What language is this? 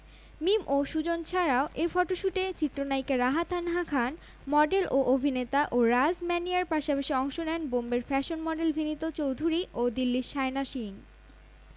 Bangla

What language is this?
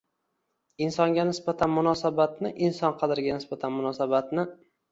Uzbek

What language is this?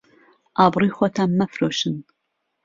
Central Kurdish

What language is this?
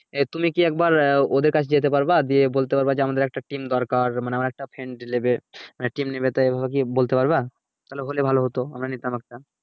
Bangla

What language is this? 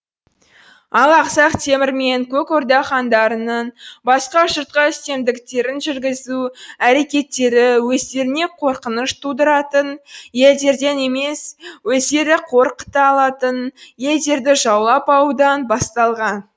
Kazakh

